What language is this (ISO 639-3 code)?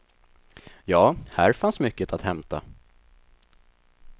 swe